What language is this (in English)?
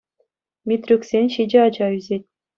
Chuvash